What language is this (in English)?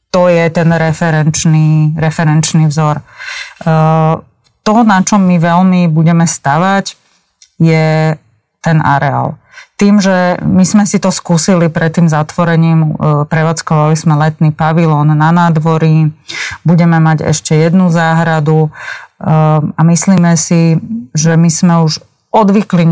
Slovak